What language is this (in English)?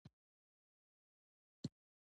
Pashto